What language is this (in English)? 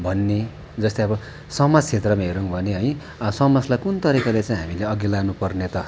Nepali